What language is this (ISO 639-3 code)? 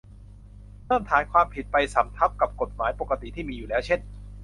tha